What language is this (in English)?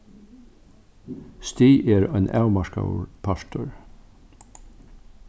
Faroese